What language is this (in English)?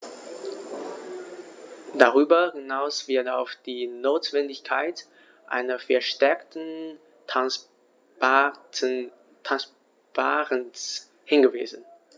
German